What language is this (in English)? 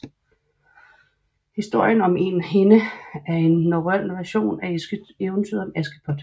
Danish